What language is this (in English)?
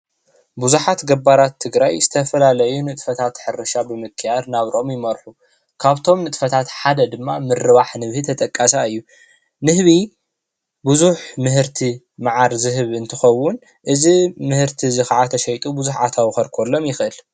Tigrinya